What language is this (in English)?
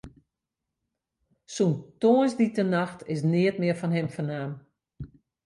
Western Frisian